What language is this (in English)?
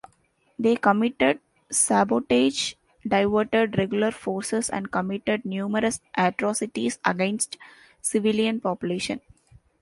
English